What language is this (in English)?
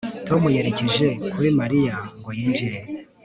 Kinyarwanda